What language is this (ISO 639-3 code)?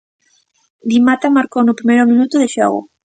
glg